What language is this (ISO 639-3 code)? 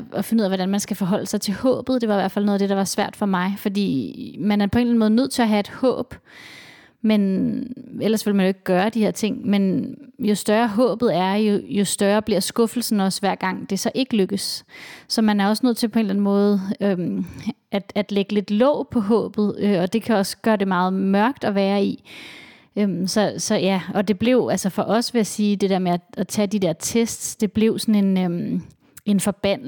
dan